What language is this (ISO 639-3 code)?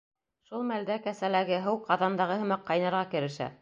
bak